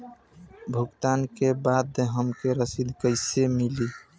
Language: Bhojpuri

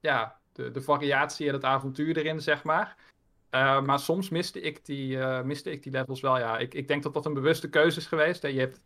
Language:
Dutch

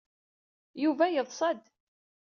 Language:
Kabyle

